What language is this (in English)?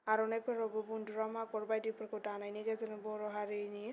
Bodo